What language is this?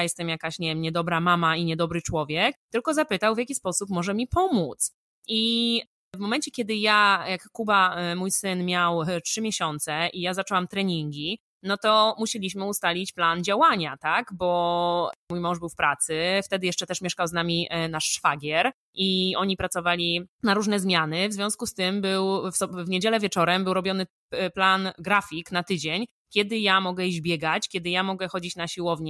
Polish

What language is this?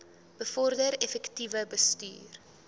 Afrikaans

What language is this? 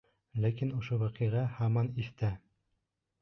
Bashkir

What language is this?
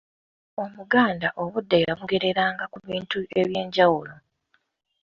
Ganda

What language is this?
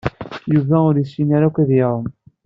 Kabyle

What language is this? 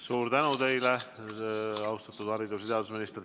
Estonian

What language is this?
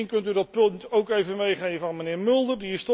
Dutch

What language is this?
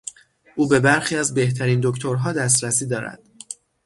Persian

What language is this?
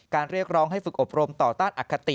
Thai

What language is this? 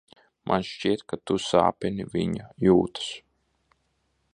Latvian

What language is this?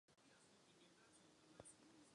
Czech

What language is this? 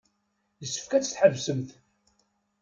Kabyle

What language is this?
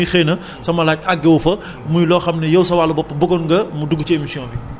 Wolof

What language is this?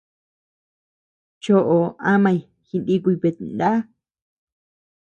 Tepeuxila Cuicatec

